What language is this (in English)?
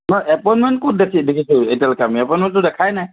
Assamese